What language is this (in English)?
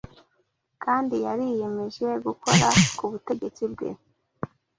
Kinyarwanda